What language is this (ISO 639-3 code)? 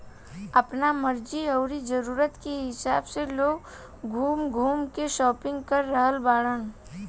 bho